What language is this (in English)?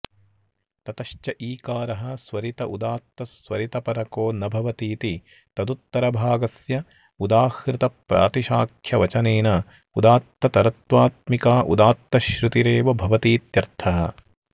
Sanskrit